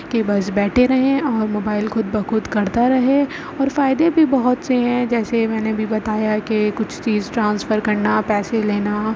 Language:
Urdu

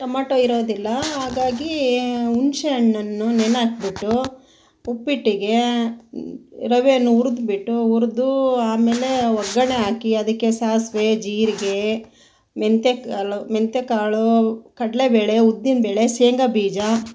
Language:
Kannada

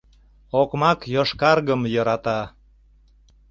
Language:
Mari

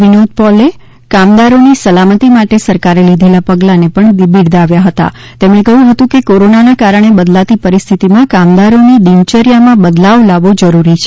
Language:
Gujarati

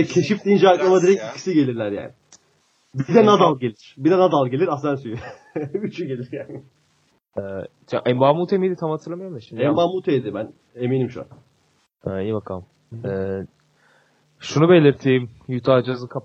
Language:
Turkish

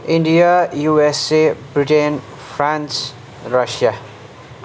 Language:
Nepali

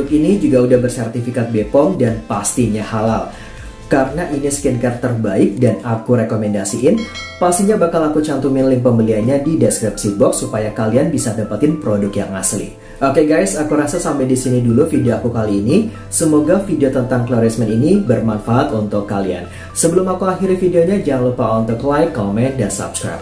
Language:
Indonesian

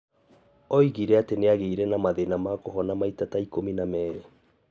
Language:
Kikuyu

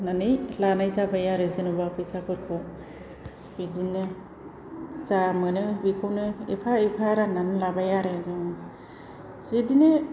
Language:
Bodo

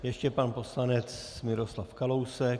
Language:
Czech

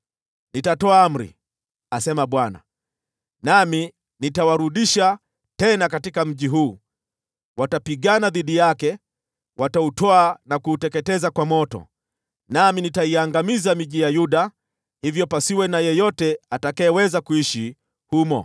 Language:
Swahili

